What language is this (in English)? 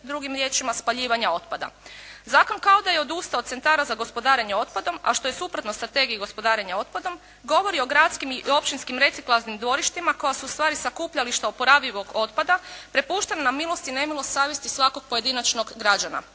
Croatian